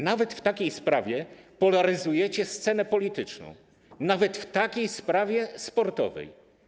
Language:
Polish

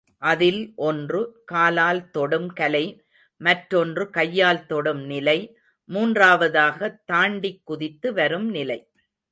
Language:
Tamil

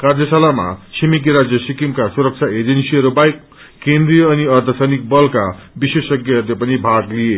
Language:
Nepali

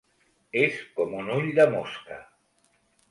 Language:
Catalan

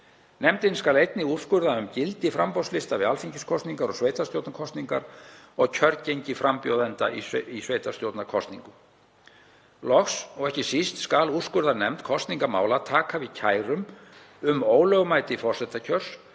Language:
Icelandic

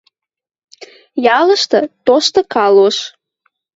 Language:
Western Mari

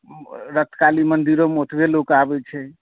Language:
Maithili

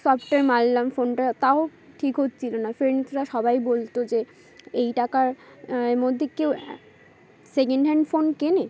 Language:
Bangla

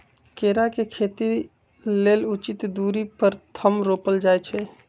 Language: Magahi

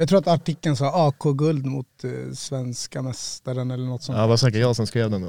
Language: Swedish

